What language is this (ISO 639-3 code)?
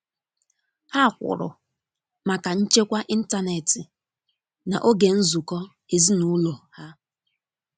ibo